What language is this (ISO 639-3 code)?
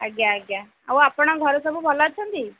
ori